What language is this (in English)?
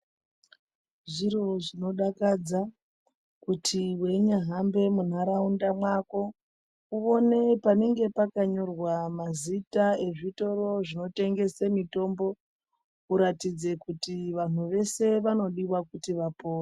Ndau